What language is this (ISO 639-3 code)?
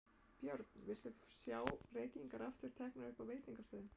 isl